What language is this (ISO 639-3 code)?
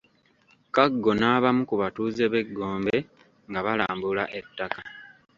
lug